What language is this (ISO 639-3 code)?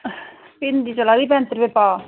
doi